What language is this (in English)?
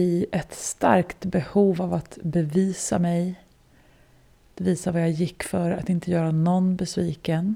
Swedish